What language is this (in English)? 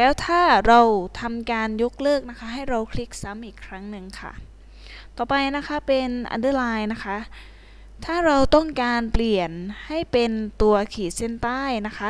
Thai